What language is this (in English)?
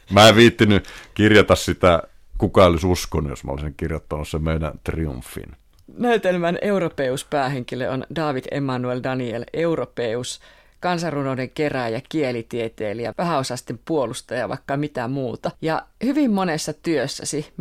Finnish